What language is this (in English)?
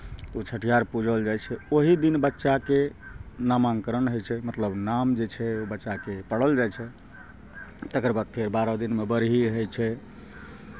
Maithili